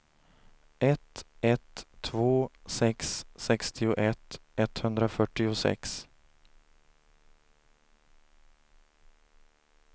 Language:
Swedish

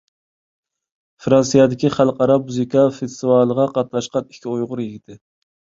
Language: Uyghur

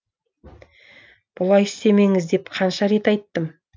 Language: Kazakh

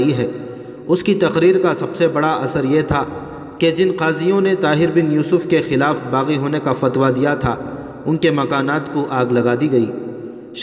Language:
Urdu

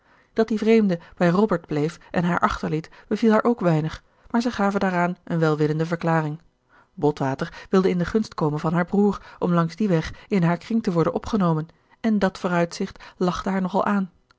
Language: Dutch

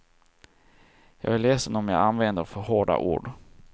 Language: Swedish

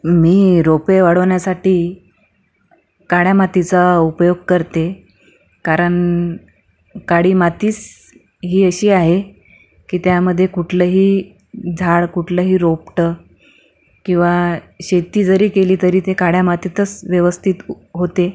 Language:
Marathi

